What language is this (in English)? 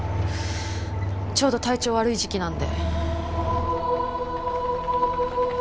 Japanese